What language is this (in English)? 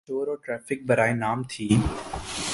Urdu